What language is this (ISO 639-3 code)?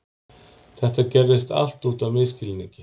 isl